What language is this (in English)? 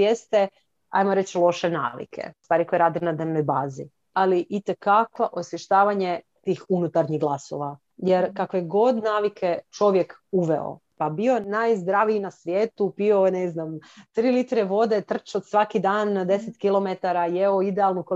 Croatian